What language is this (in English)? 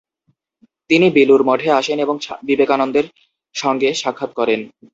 Bangla